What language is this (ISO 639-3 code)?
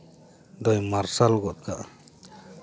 sat